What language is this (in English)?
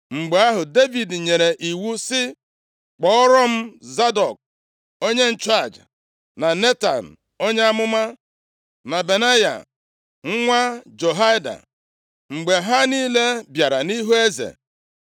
Igbo